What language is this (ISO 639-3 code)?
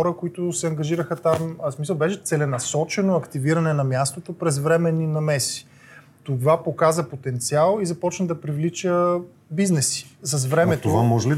bul